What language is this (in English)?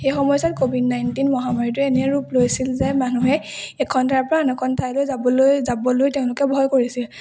Assamese